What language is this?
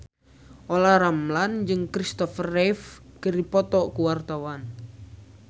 Sundanese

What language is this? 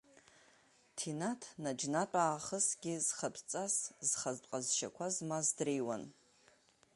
Abkhazian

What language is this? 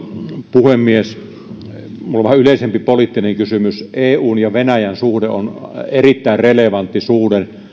Finnish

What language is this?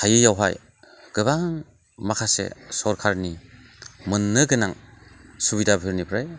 Bodo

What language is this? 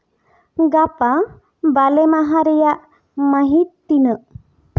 Santali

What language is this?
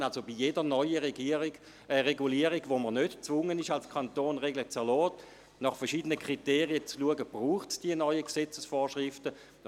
Swiss German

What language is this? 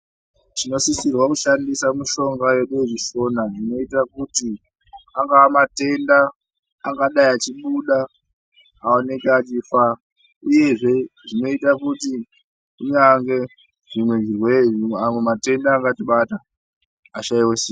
Ndau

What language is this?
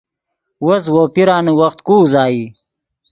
Yidgha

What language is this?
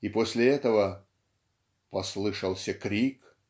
Russian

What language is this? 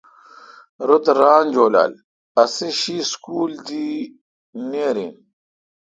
Kalkoti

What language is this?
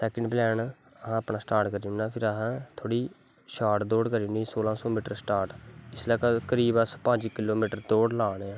Dogri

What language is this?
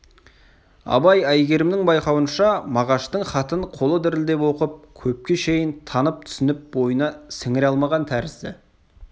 Kazakh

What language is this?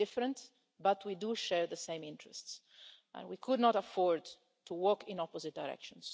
English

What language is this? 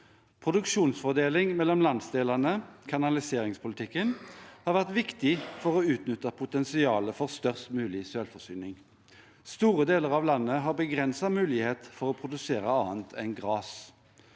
Norwegian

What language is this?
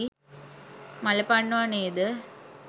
Sinhala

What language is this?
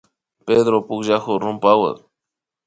Imbabura Highland Quichua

